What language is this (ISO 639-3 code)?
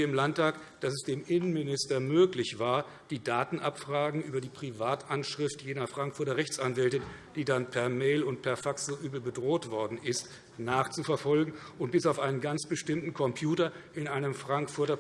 deu